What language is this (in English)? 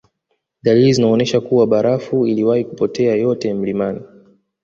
Swahili